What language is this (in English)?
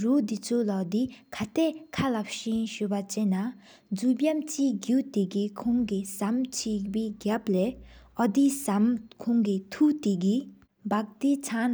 Sikkimese